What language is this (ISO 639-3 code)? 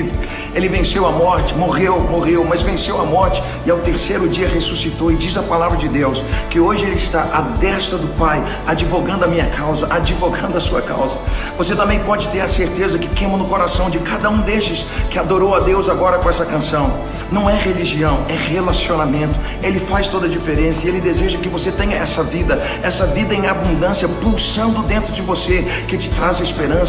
por